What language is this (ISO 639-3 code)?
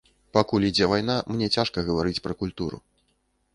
bel